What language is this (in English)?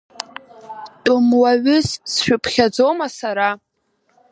Abkhazian